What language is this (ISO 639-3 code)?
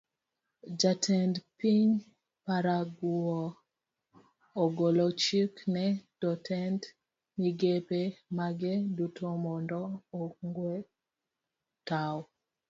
luo